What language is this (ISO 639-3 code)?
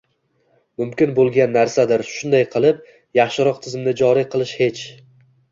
uzb